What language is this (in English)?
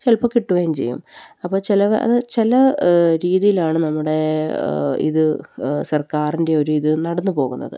Malayalam